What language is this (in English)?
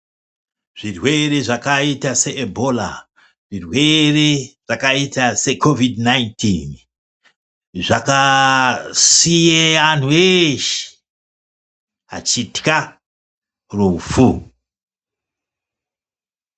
Ndau